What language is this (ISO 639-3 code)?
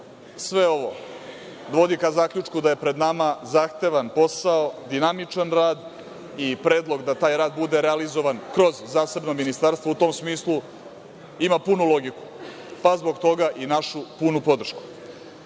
srp